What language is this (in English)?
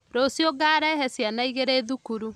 Kikuyu